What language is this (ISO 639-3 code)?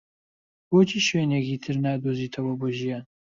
ckb